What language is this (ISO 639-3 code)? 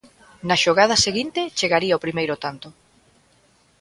glg